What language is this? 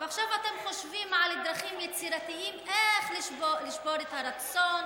Hebrew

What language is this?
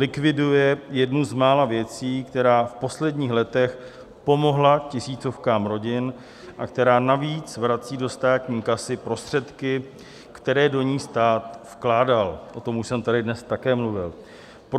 Czech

